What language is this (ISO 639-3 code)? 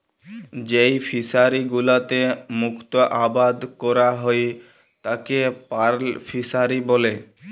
ben